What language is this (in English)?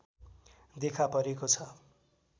Nepali